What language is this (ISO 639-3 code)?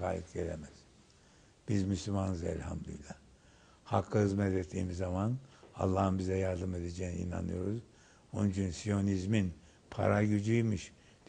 tur